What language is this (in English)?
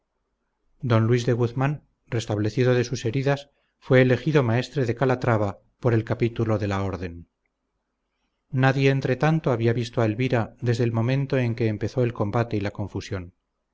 Spanish